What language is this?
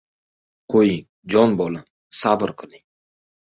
Uzbek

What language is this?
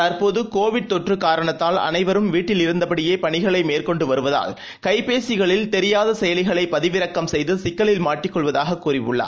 Tamil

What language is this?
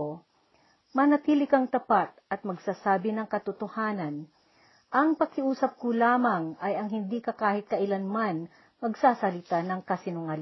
Filipino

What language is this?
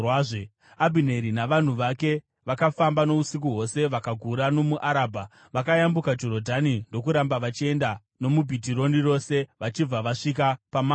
Shona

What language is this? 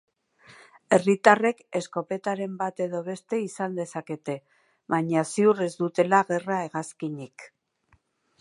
Basque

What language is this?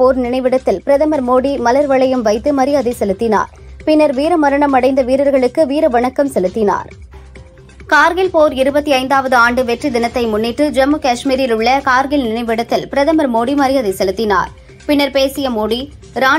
Tamil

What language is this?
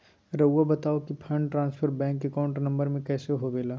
Magahi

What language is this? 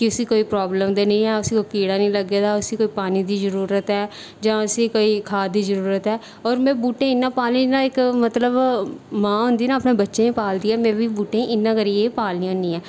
Dogri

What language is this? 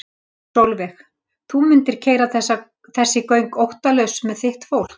Icelandic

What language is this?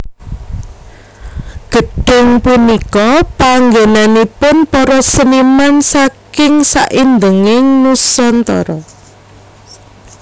Javanese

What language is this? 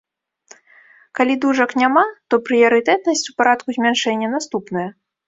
Belarusian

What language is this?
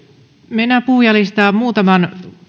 Finnish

